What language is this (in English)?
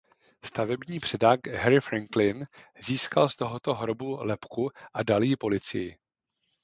Czech